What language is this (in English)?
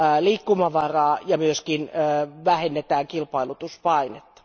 Finnish